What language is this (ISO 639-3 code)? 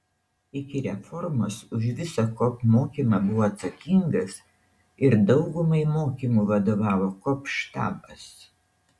lit